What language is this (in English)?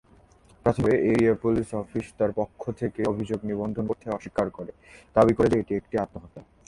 Bangla